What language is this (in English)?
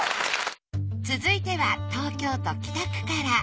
Japanese